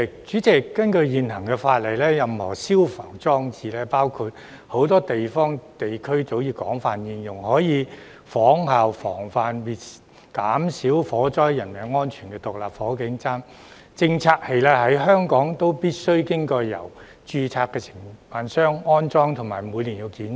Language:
Cantonese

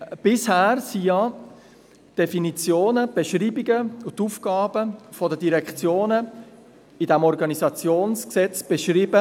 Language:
Swiss German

